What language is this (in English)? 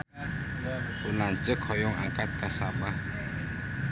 Sundanese